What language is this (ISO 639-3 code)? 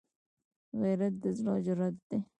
pus